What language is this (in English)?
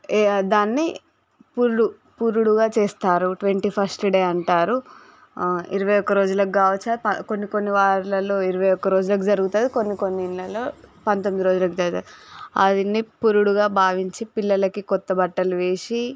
Telugu